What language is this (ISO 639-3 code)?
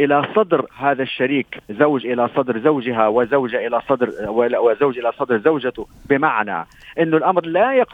ara